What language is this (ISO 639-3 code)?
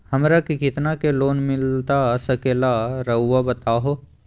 mag